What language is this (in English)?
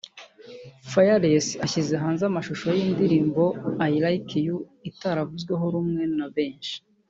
Kinyarwanda